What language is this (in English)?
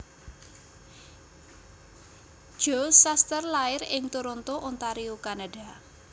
Javanese